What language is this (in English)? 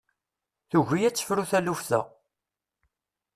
Kabyle